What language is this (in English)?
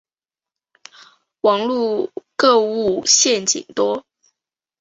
Chinese